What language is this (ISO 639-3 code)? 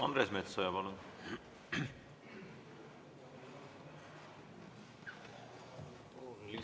est